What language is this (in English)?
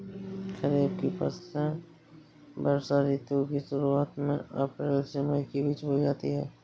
Hindi